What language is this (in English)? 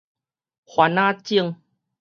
Min Nan Chinese